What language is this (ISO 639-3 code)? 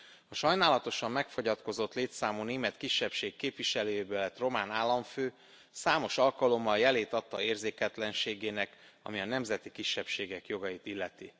hun